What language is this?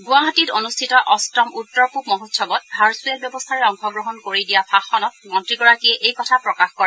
Assamese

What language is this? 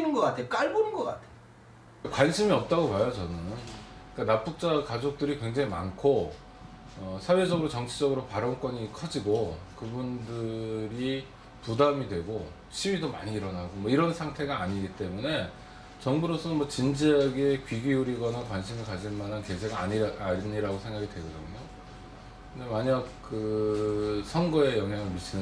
Korean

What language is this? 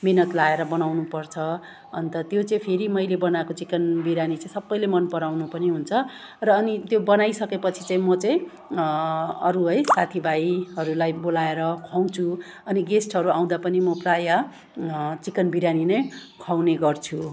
Nepali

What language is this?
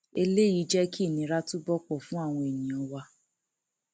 Yoruba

